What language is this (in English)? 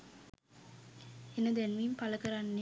Sinhala